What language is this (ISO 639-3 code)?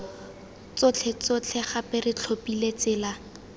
tsn